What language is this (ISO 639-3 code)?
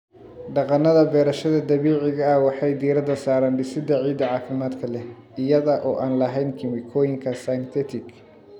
som